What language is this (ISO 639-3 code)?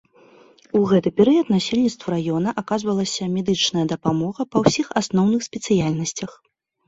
bel